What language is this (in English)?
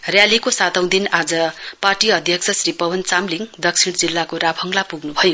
Nepali